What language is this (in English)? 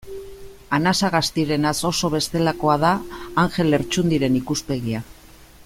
Basque